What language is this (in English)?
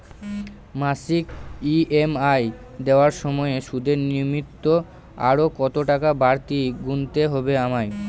Bangla